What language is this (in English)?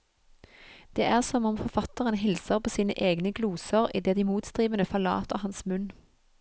Norwegian